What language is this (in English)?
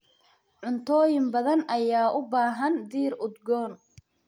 Somali